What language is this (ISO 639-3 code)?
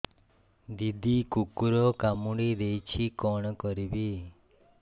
ori